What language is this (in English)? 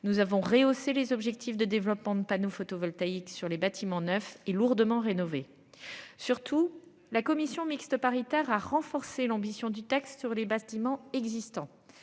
French